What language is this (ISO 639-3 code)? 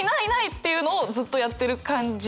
jpn